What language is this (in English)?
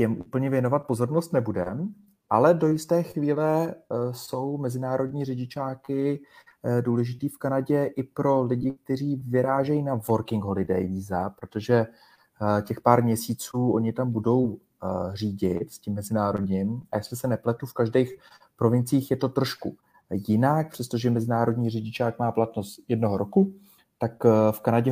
Czech